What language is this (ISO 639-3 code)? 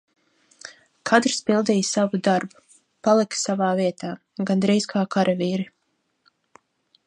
lav